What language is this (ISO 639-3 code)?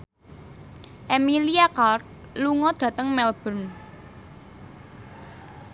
jav